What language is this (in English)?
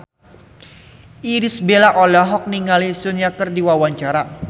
Sundanese